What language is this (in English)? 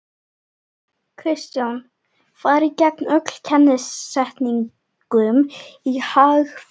Icelandic